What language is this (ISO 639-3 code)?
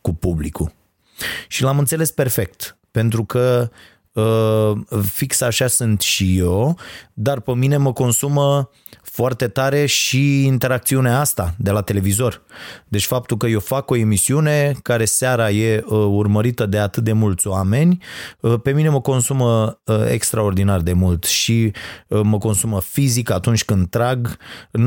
ron